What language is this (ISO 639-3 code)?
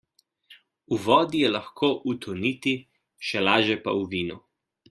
slv